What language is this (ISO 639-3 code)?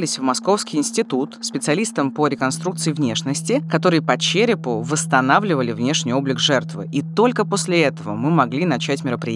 rus